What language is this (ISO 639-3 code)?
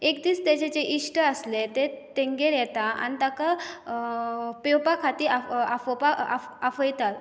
kok